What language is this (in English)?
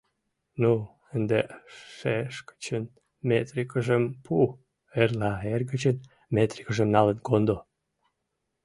Mari